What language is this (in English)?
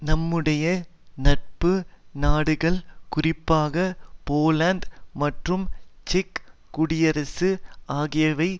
Tamil